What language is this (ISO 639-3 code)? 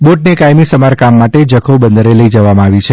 guj